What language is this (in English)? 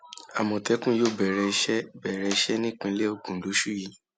Yoruba